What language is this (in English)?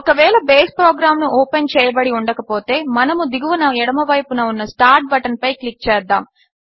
Telugu